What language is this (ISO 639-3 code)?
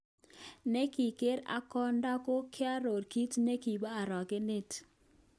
kln